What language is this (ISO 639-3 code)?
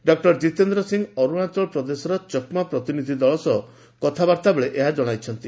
ori